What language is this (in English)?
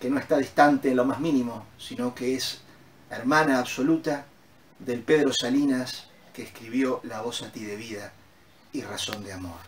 Spanish